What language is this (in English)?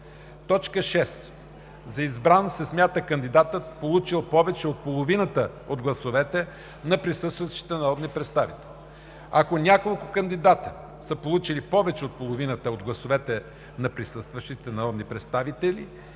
Bulgarian